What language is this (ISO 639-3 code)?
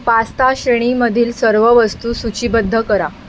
mar